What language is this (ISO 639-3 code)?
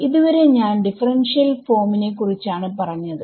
mal